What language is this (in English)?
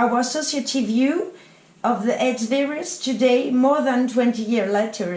English